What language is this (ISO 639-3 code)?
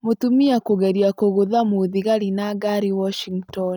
kik